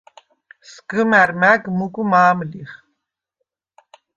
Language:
Svan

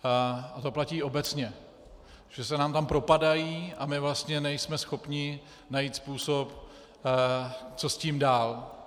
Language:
Czech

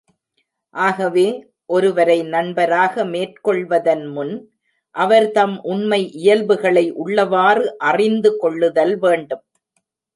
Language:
Tamil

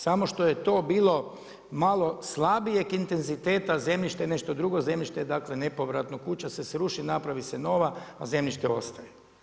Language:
Croatian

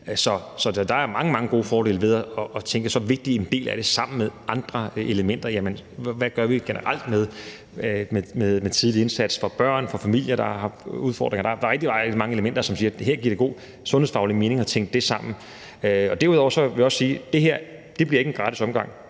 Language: Danish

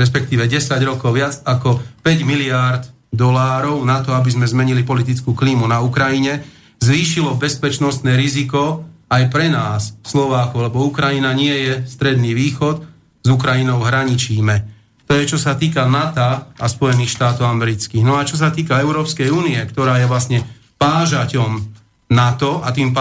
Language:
Slovak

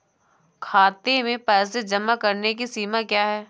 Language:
Hindi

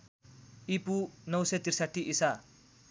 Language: Nepali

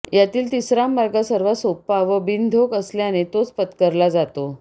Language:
Marathi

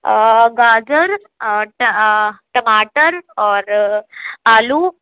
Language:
Urdu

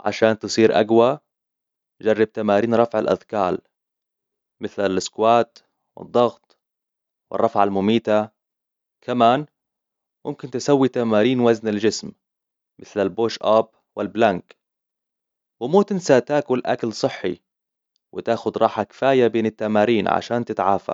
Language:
Hijazi Arabic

